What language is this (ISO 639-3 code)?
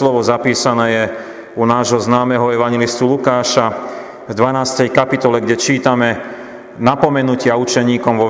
slk